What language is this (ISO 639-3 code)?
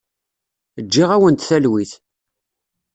kab